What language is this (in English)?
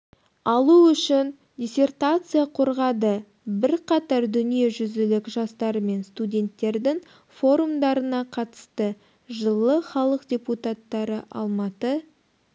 Kazakh